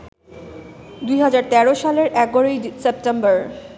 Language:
Bangla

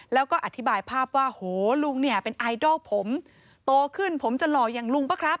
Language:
Thai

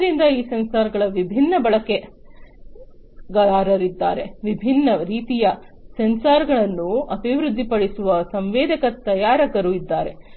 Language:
Kannada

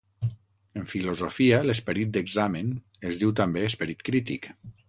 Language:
Catalan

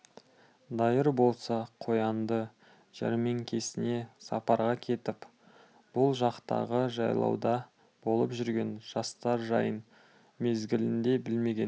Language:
Kazakh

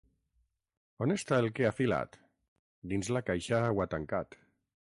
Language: Catalan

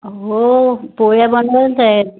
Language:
Marathi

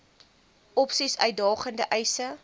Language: Afrikaans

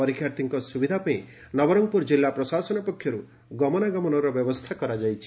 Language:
Odia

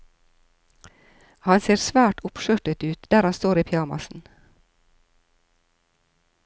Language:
Norwegian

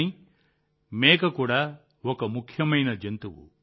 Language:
Telugu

